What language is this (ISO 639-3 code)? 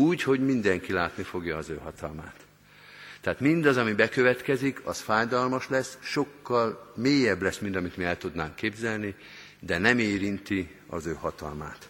hun